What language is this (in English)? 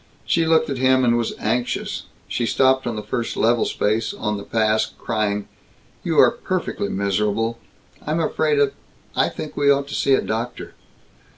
English